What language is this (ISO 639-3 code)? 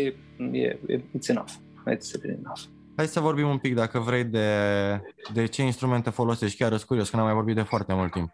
ron